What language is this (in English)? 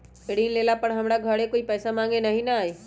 Magahi